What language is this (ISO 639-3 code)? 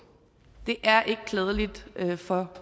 dan